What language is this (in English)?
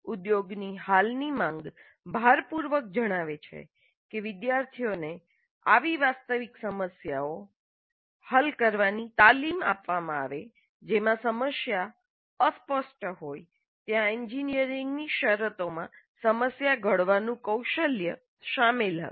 Gujarati